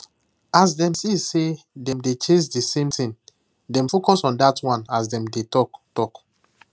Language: Nigerian Pidgin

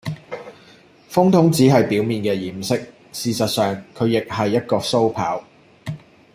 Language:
Cantonese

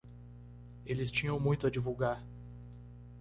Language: Portuguese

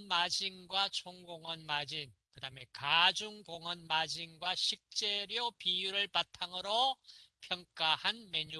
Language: Korean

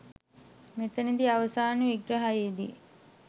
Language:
Sinhala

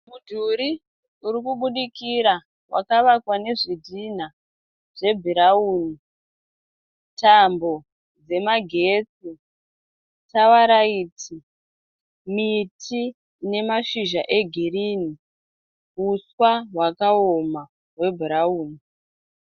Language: Shona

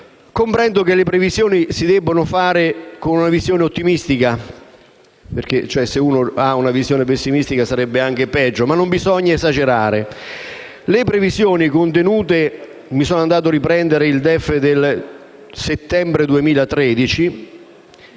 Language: Italian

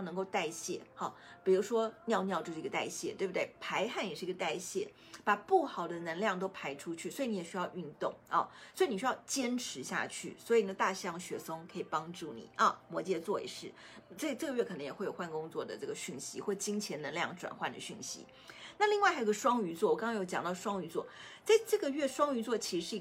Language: Chinese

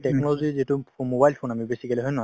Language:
Assamese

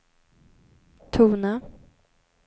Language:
Swedish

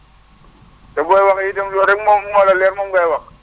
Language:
Wolof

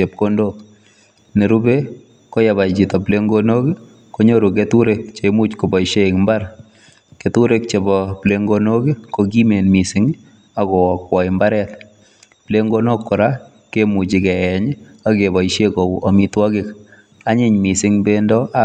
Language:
Kalenjin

